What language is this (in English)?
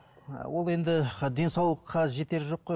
Kazakh